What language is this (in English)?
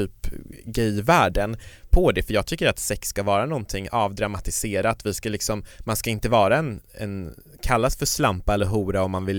Swedish